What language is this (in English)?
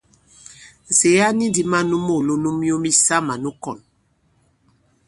Bankon